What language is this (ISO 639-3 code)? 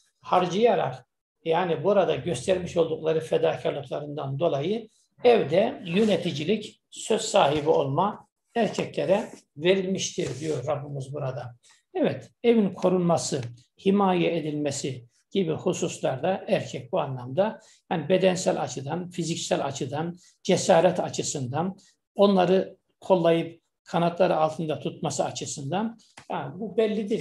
tur